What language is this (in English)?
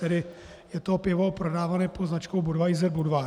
Czech